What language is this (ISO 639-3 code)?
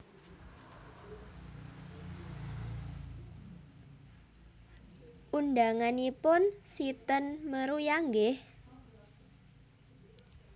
jav